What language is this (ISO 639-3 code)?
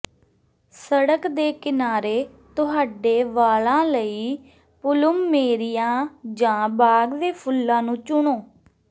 pan